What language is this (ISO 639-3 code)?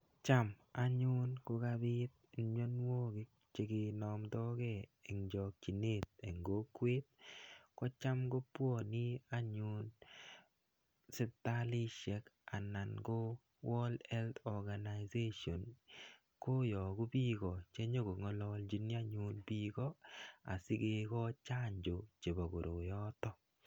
kln